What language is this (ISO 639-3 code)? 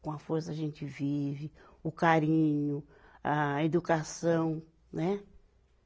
por